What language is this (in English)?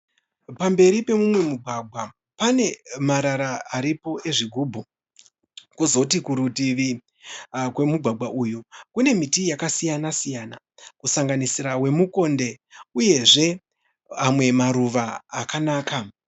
Shona